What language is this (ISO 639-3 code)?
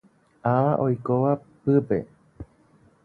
grn